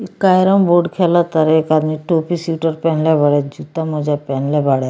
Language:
Bhojpuri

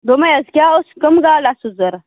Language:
Kashmiri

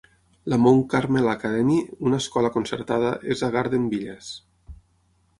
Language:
Catalan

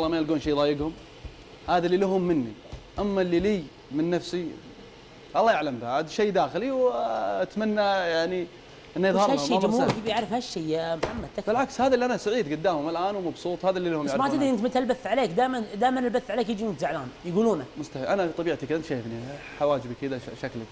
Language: Arabic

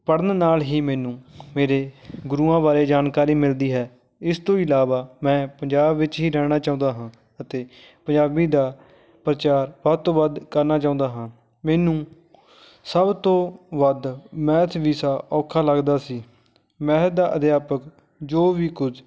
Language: Punjabi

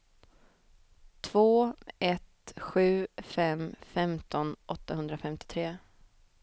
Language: Swedish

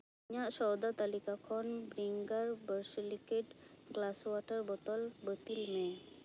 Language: Santali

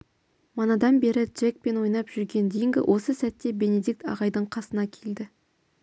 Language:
Kazakh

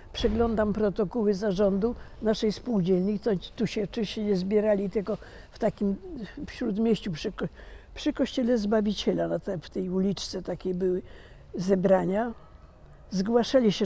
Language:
Polish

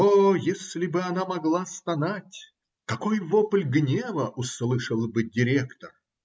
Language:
Russian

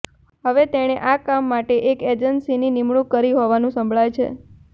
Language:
Gujarati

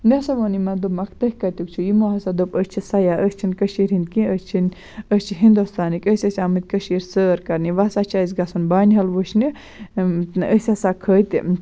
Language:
Kashmiri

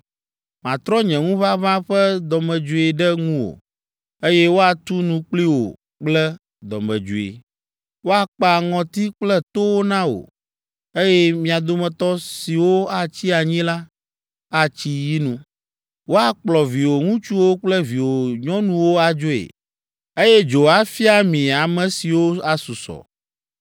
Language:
Ewe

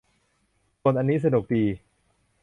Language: Thai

